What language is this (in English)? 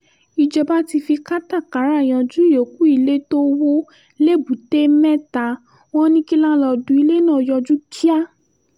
Yoruba